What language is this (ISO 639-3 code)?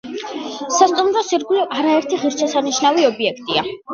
kat